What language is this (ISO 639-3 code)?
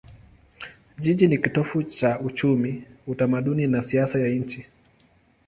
swa